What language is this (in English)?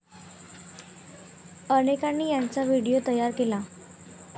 Marathi